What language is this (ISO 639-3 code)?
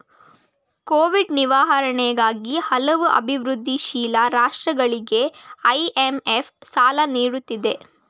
kan